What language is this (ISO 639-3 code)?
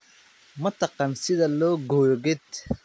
som